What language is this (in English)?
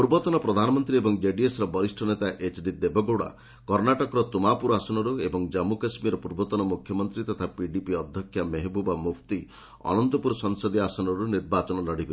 Odia